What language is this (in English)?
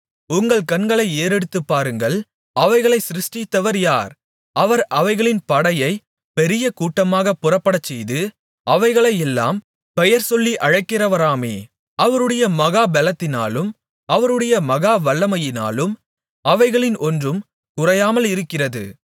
Tamil